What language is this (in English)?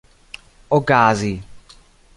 Esperanto